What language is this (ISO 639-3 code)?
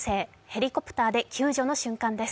jpn